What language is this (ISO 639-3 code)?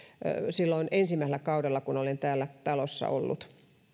fin